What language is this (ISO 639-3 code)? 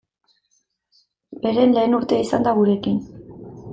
eus